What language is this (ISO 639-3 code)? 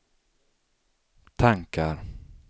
swe